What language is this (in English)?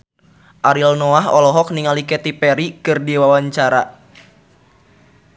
Sundanese